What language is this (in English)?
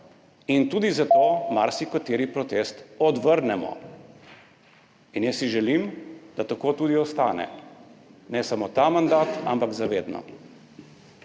Slovenian